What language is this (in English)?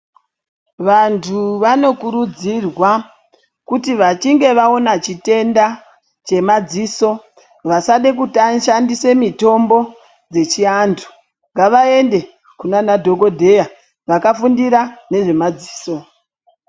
Ndau